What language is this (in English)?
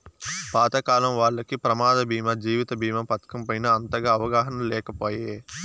Telugu